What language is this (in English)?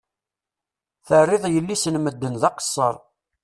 Kabyle